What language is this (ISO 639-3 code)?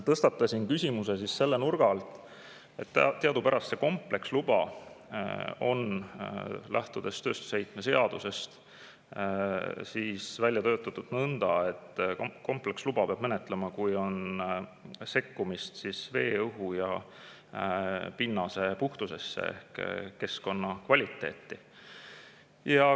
est